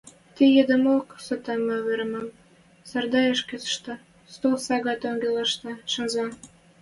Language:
Western Mari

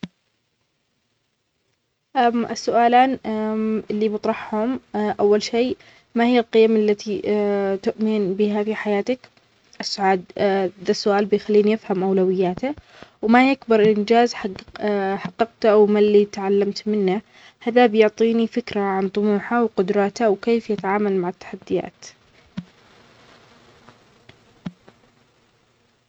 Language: Omani Arabic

